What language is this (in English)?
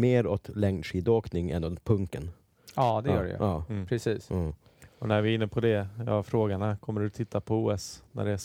Swedish